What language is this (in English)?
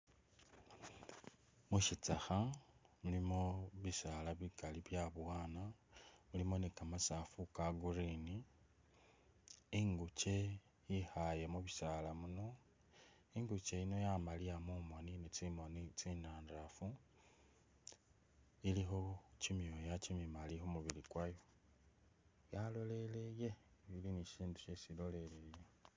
Masaaba